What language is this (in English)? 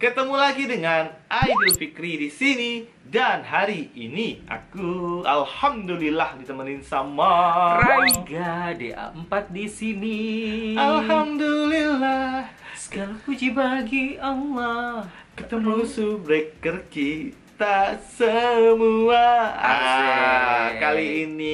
Indonesian